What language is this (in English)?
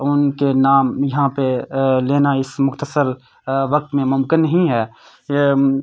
Urdu